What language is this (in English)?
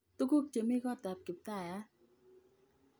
Kalenjin